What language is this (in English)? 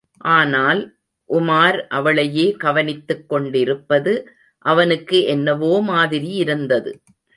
Tamil